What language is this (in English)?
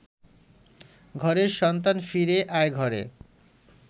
Bangla